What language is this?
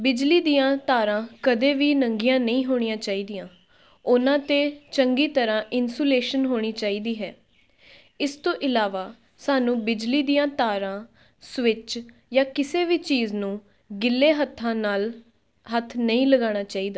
Punjabi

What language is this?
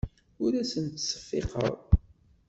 Kabyle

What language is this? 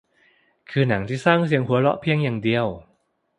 Thai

